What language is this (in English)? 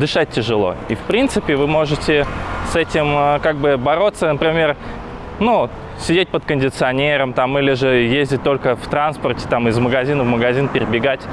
Russian